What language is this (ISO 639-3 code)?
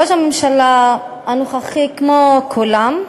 heb